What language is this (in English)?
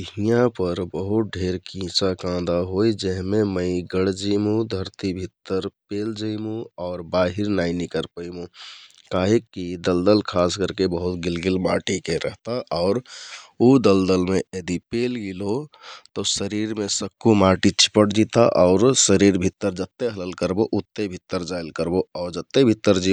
Kathoriya Tharu